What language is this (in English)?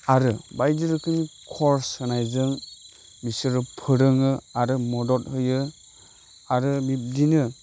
Bodo